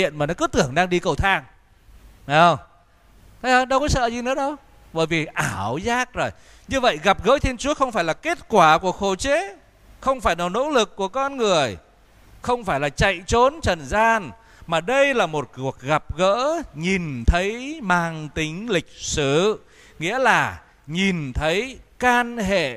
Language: Vietnamese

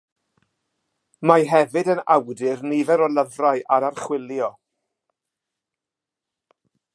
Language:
Welsh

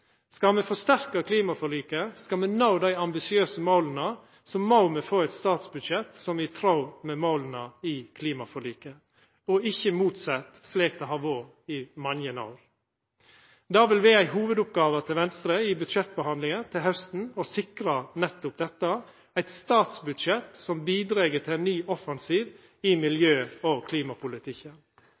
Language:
Norwegian Nynorsk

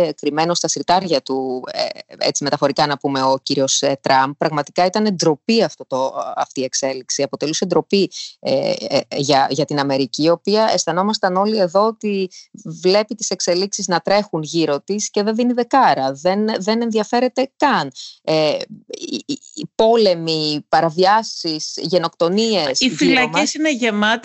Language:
Greek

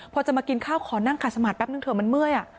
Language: Thai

